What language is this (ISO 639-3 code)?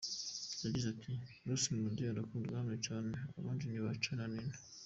kin